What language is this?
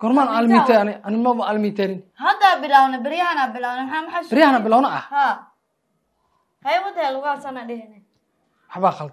Arabic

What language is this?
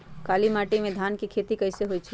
Magahi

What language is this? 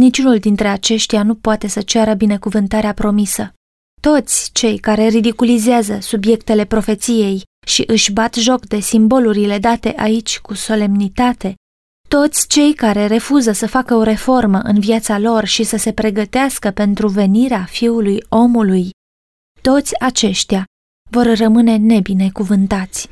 Romanian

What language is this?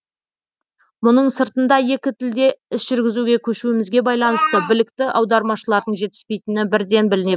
Kazakh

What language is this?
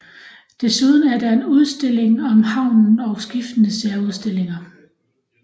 Danish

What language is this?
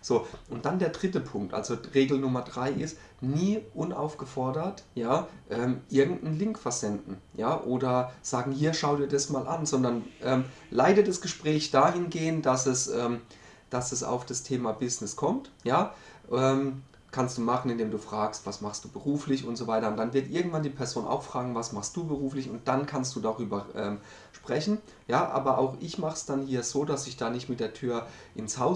German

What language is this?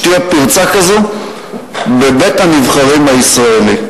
Hebrew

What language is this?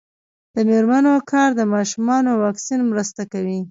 Pashto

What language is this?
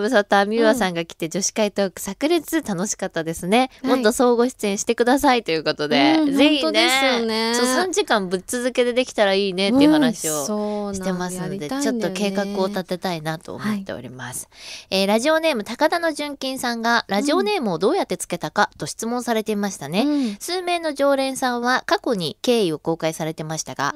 Japanese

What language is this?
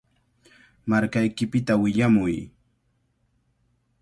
Cajatambo North Lima Quechua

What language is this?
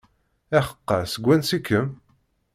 Kabyle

